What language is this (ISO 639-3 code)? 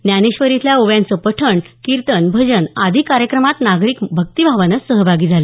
mar